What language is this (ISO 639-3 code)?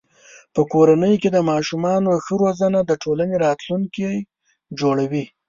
pus